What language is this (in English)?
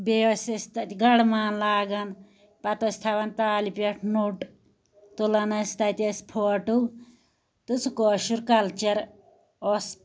Kashmiri